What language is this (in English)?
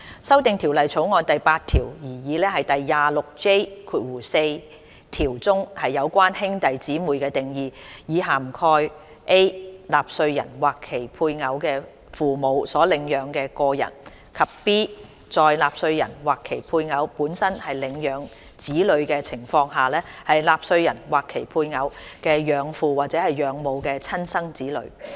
Cantonese